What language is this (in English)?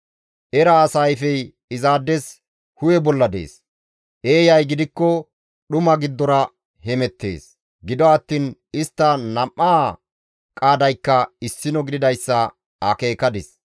Gamo